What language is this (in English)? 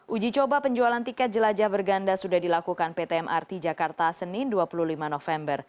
Indonesian